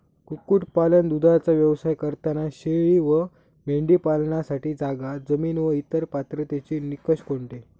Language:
Marathi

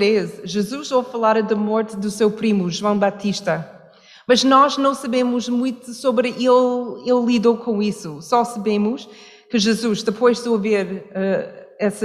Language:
Portuguese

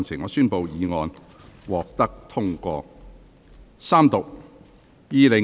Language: Cantonese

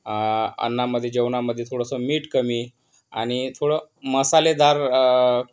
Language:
Marathi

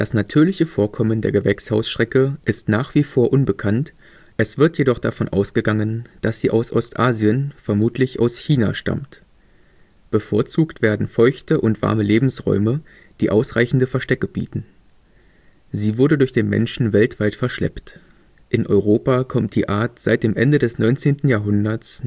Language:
German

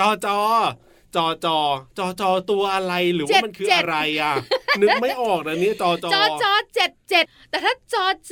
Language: Thai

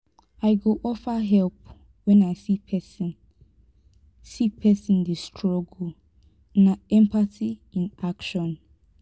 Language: Nigerian Pidgin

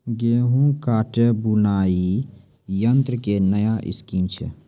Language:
Maithili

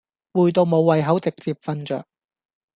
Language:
Cantonese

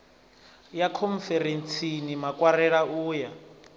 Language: Venda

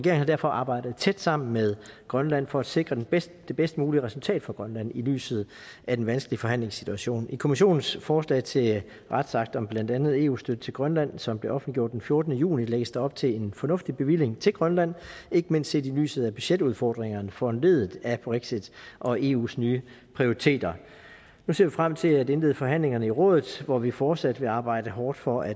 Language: Danish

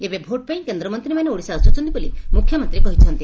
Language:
Odia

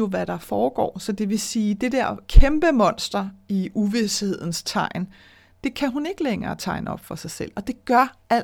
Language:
Danish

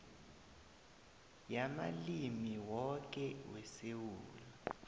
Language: South Ndebele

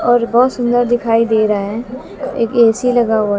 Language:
Hindi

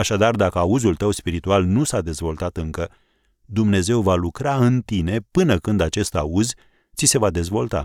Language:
Romanian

